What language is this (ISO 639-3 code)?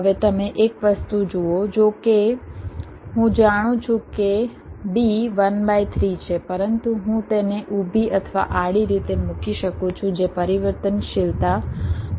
guj